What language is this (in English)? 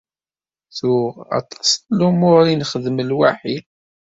Kabyle